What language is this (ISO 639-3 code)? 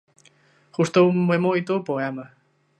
glg